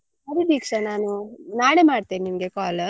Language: Kannada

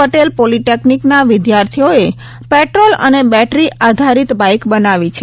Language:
Gujarati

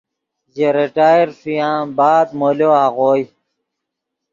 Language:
Yidgha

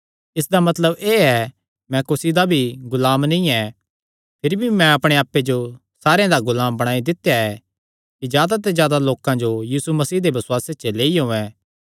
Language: Kangri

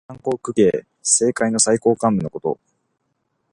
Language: Japanese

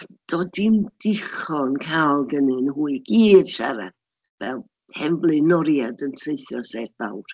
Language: Welsh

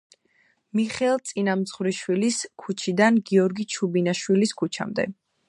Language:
Georgian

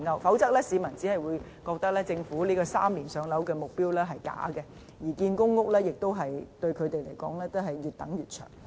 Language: Cantonese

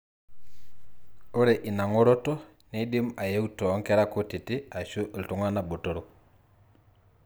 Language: Masai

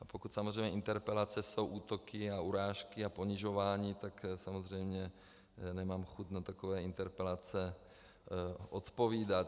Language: Czech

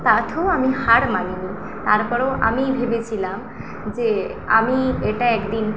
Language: Bangla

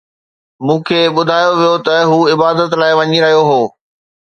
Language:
Sindhi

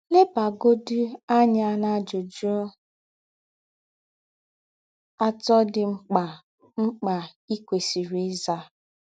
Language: Igbo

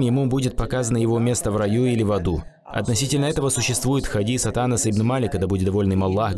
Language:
Russian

